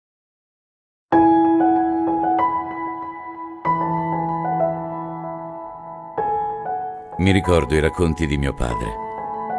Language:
Italian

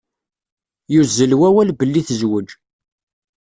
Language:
Kabyle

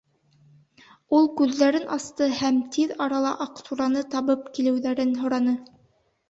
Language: Bashkir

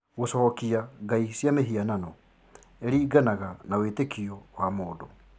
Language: Kikuyu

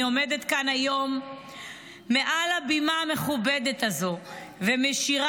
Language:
Hebrew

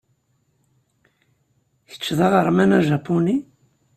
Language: Kabyle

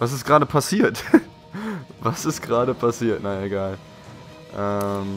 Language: German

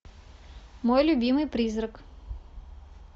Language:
Russian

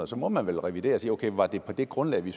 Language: Danish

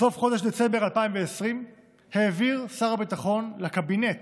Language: Hebrew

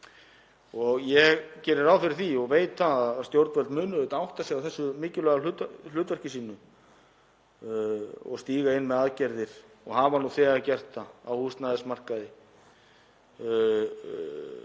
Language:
Icelandic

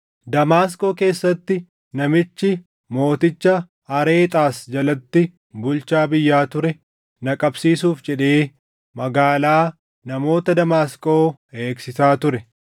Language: Oromo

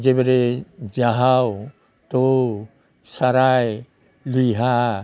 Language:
Bodo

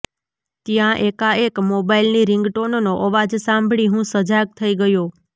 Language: Gujarati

